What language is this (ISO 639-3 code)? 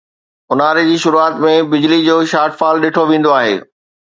snd